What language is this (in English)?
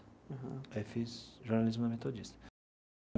Portuguese